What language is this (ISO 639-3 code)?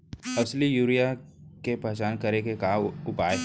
hne